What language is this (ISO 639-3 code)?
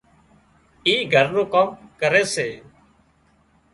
kxp